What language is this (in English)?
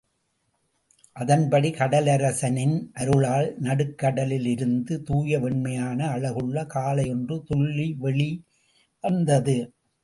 Tamil